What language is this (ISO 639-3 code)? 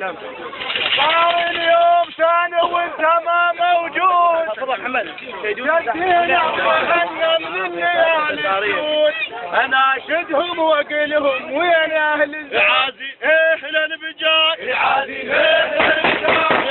ara